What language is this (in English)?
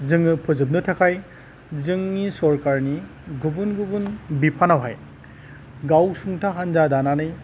Bodo